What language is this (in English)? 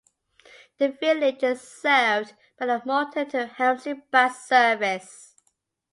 English